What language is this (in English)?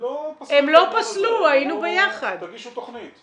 Hebrew